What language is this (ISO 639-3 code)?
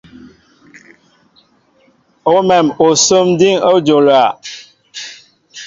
mbo